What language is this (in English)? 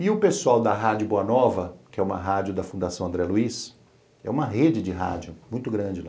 Portuguese